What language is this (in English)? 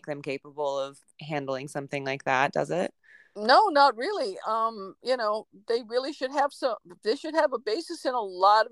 English